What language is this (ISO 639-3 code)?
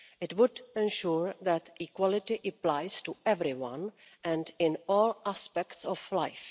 eng